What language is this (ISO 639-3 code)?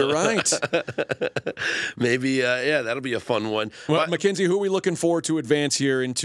eng